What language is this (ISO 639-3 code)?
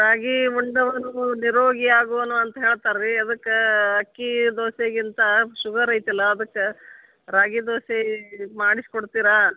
kan